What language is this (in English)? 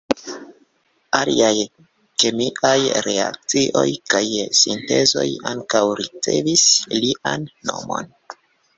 Esperanto